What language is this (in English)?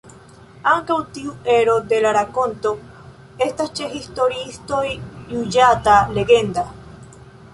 Esperanto